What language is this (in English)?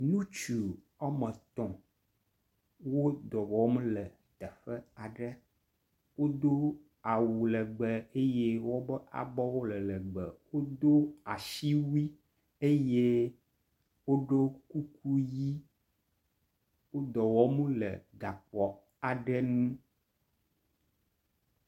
Ewe